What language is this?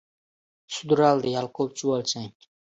Uzbek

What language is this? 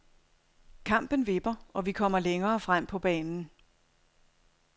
Danish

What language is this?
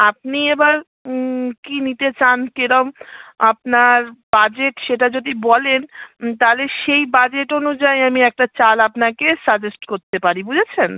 Bangla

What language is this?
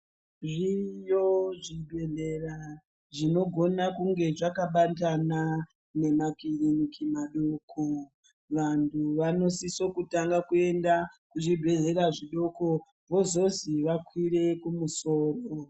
Ndau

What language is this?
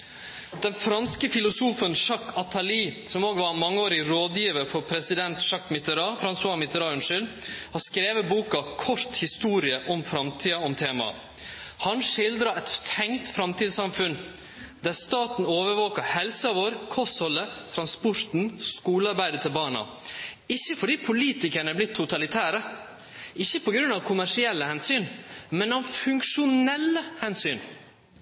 Norwegian Nynorsk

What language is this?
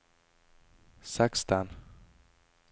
Norwegian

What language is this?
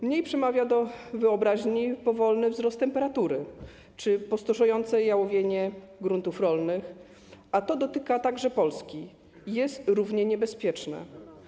Polish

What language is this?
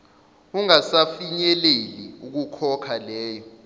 Zulu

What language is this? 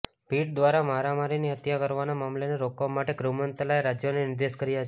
Gujarati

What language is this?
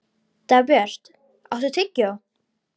Icelandic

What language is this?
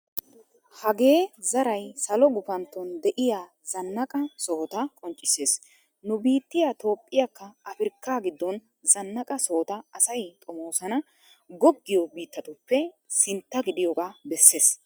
Wolaytta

